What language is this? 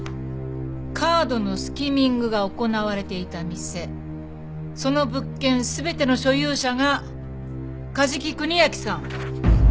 Japanese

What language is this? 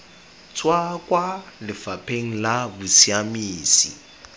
Tswana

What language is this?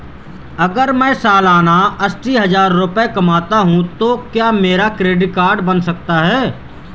Hindi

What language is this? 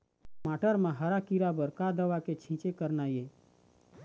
Chhattisgarhi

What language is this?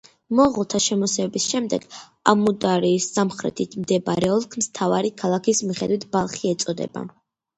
Georgian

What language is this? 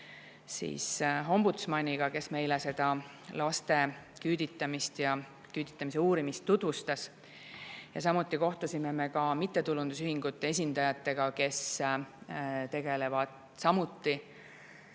Estonian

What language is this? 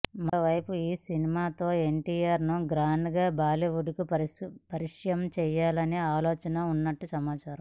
Telugu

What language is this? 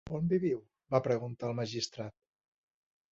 Catalan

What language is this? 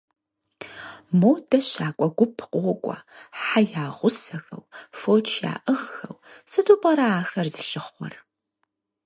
Kabardian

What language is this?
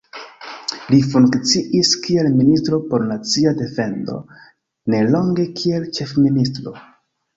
Esperanto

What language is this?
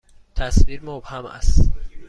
Persian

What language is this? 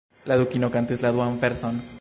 Esperanto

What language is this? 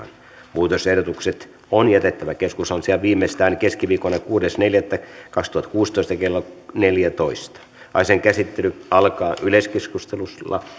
Finnish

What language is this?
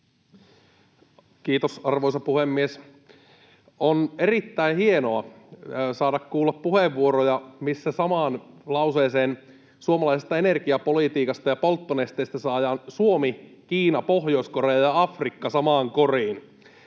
Finnish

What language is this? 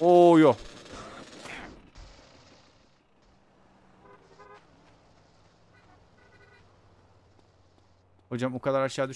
Turkish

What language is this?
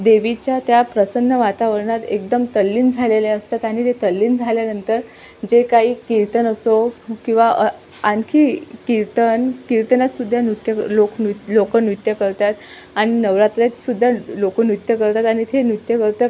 Marathi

